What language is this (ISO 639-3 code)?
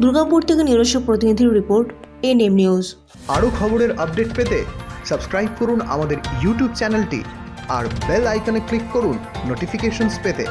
ben